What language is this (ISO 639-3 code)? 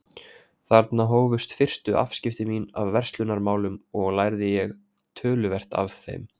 isl